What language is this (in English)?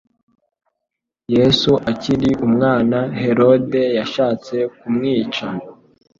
Kinyarwanda